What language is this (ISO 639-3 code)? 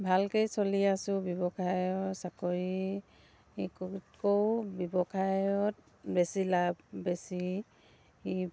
asm